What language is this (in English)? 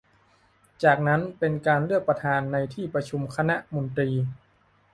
Thai